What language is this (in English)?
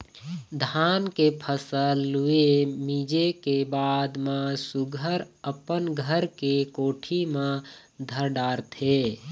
Chhattisgarhi